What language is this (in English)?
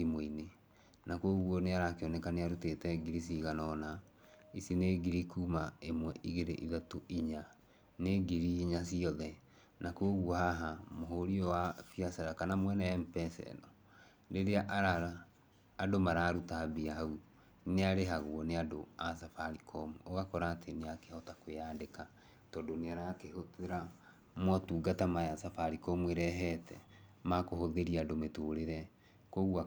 Kikuyu